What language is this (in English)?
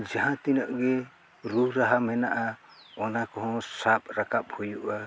Santali